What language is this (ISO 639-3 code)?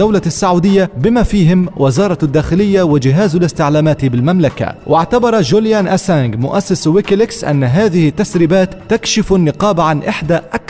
ara